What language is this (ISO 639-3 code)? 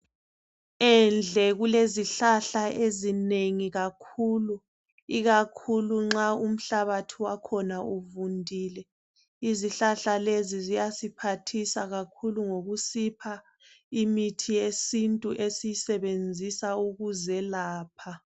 nde